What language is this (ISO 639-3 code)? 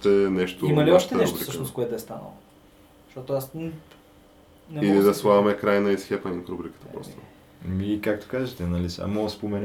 bul